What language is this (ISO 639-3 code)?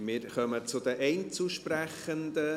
gsw